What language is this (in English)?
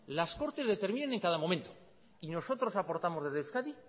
Spanish